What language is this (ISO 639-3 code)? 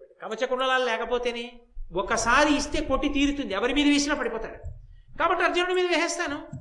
tel